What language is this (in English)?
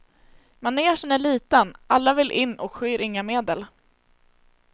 Swedish